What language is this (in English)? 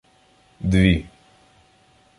Ukrainian